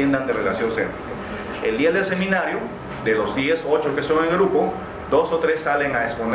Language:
Spanish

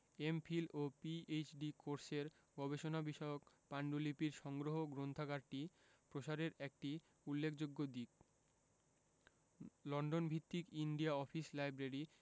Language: Bangla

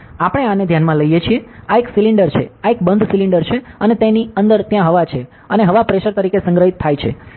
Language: Gujarati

